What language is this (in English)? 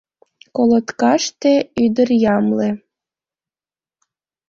Mari